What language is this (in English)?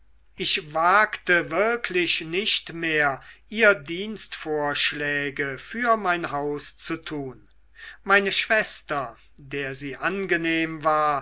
German